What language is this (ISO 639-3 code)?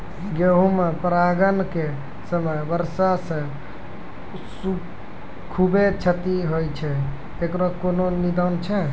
mai